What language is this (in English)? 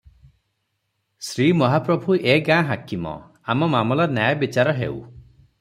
Odia